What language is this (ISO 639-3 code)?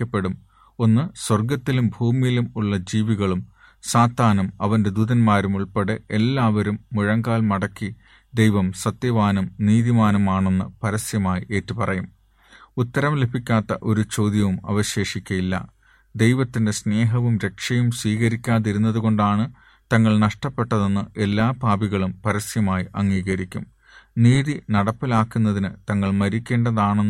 mal